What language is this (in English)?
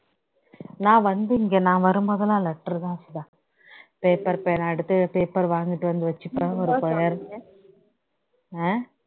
Tamil